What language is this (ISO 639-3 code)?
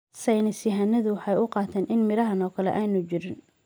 som